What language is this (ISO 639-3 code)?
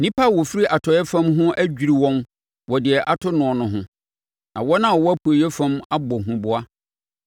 aka